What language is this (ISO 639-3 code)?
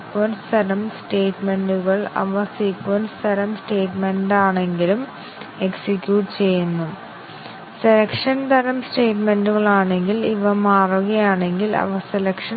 mal